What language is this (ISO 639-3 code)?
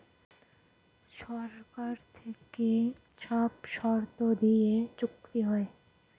ben